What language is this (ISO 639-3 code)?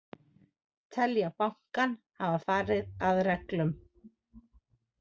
isl